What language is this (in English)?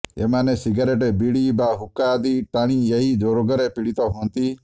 Odia